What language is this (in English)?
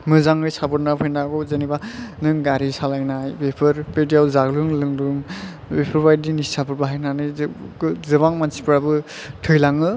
Bodo